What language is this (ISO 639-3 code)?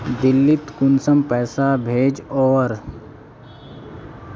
mag